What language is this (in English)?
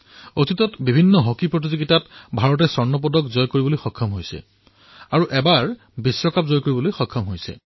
Assamese